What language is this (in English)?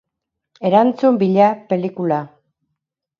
Basque